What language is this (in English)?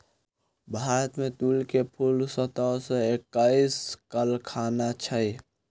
Maithili